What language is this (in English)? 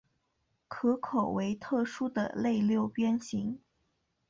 Chinese